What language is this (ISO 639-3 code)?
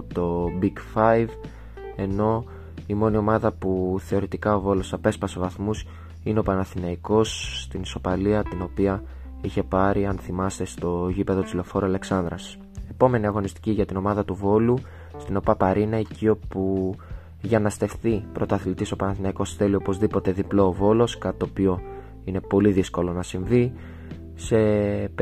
ell